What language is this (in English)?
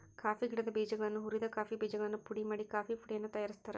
Kannada